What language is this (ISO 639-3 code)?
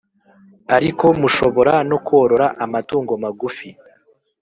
kin